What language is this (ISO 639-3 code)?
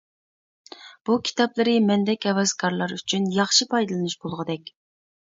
uig